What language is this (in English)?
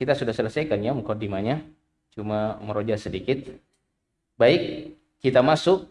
Indonesian